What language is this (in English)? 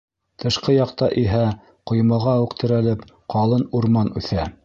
Bashkir